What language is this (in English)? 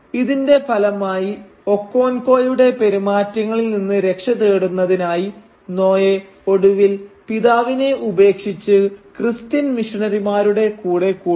Malayalam